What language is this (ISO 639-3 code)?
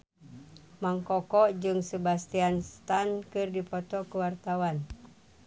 sun